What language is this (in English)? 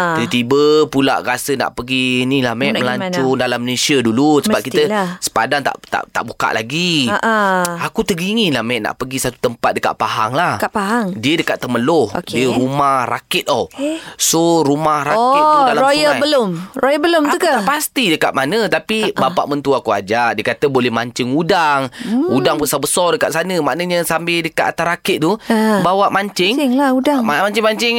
Malay